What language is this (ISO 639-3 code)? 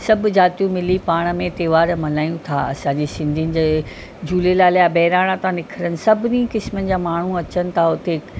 snd